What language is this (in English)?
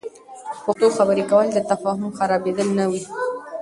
Pashto